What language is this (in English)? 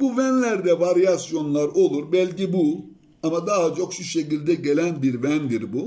Turkish